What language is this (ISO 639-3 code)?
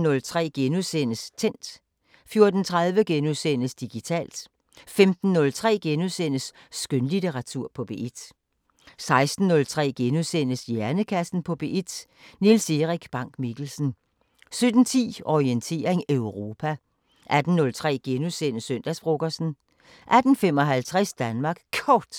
dan